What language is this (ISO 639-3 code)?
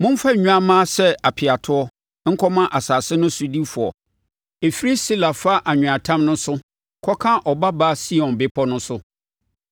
aka